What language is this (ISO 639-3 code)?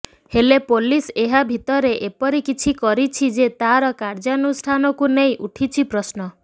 ori